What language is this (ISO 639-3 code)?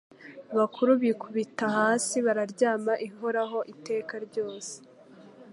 kin